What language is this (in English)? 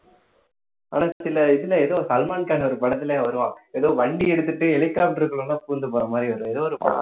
Tamil